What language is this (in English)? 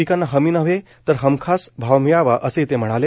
Marathi